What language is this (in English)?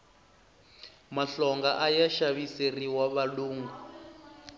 Tsonga